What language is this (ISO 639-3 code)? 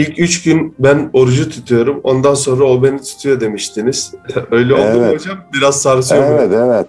tur